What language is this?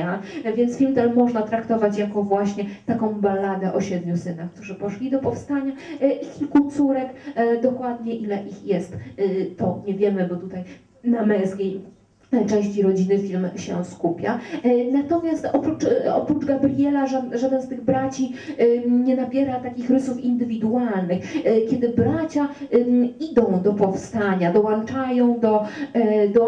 Polish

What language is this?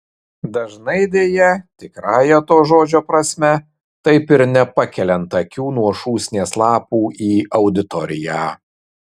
Lithuanian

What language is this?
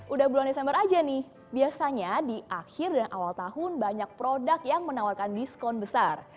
Indonesian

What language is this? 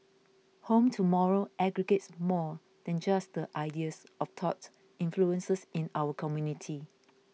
English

